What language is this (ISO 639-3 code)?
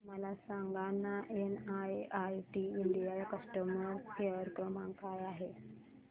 mar